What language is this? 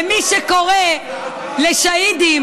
Hebrew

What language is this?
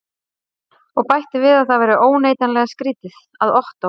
Icelandic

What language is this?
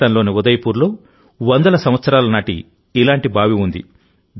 Telugu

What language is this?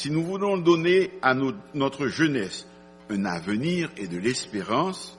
French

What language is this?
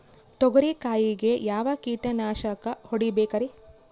Kannada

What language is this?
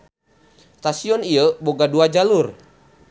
Sundanese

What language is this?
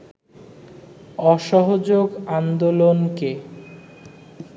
Bangla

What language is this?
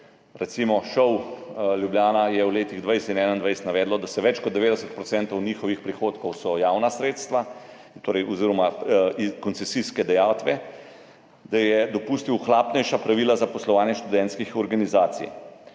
Slovenian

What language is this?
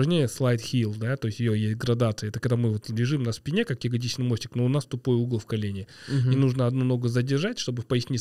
Russian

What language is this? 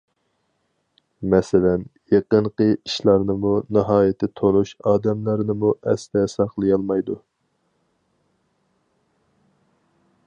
Uyghur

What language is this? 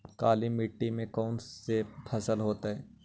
Magahi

